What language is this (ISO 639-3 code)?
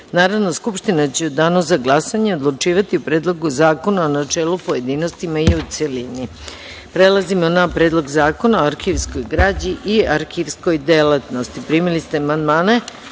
srp